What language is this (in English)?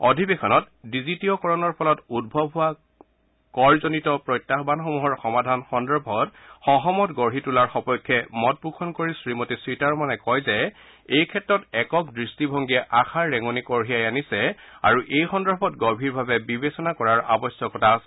Assamese